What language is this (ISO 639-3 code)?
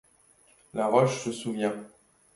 fra